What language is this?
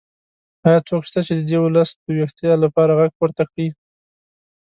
Pashto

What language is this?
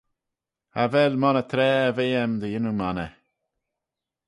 Manx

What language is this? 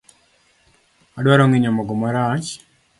Luo (Kenya and Tanzania)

